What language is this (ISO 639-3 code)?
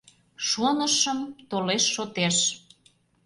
chm